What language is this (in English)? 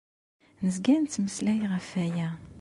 Kabyle